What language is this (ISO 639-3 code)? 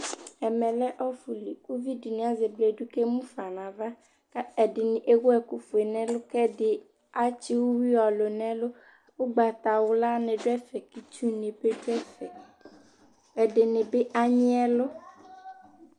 kpo